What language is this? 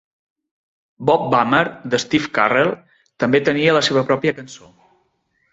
Catalan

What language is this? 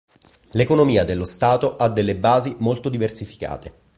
Italian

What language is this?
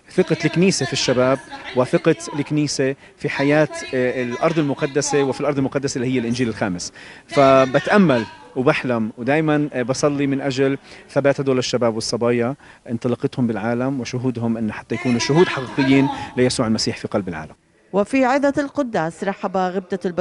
Arabic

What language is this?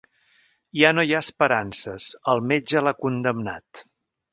Catalan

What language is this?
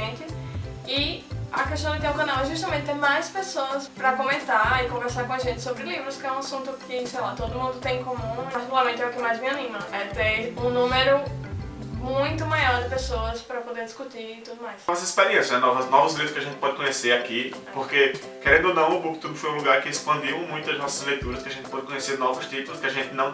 Portuguese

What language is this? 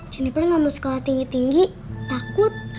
Indonesian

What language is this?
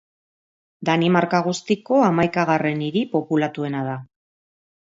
Basque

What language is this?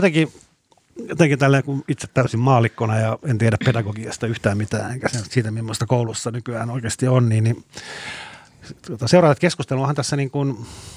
Finnish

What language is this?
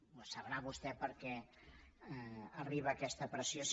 Catalan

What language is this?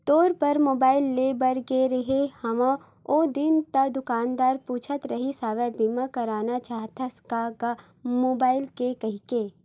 Chhattisgarhi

